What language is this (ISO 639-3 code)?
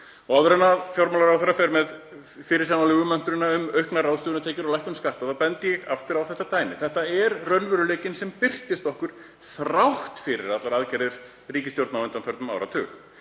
isl